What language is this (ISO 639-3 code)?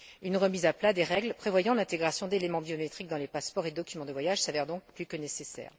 fra